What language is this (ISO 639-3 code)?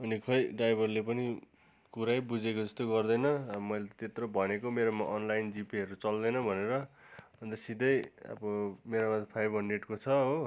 nep